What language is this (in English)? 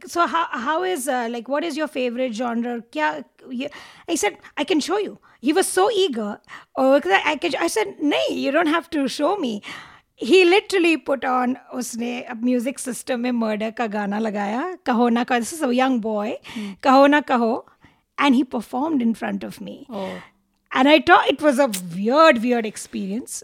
Hindi